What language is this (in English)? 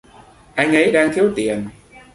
Vietnamese